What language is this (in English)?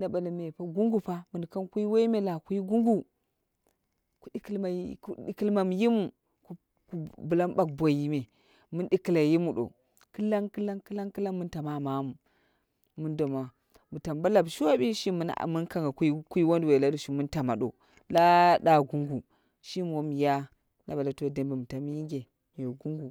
Dera (Nigeria)